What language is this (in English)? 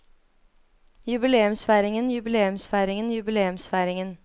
Norwegian